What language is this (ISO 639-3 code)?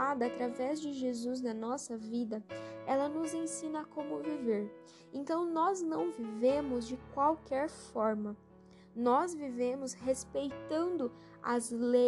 por